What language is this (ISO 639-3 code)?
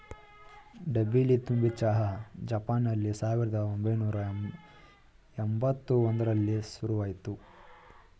kan